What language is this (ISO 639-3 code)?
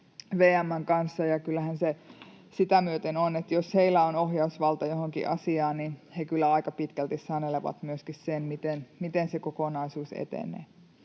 fin